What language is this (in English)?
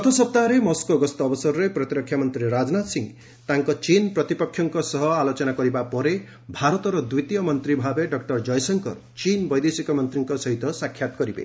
Odia